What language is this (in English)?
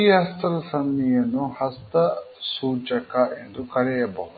Kannada